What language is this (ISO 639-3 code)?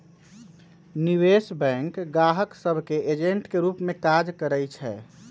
mag